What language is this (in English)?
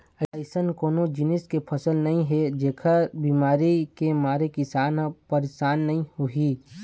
Chhattisgarhi